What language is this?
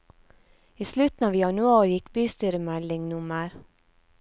Norwegian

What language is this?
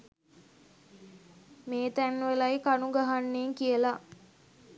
Sinhala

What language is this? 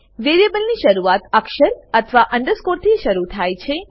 Gujarati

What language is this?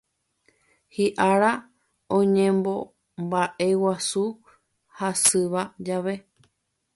Guarani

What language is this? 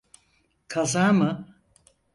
Turkish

